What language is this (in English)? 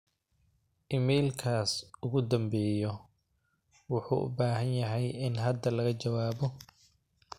Somali